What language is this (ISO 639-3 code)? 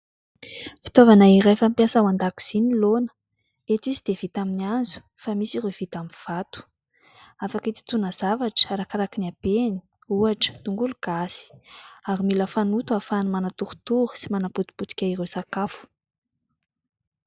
mlg